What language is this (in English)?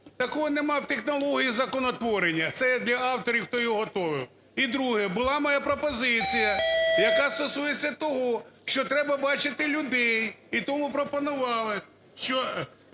Ukrainian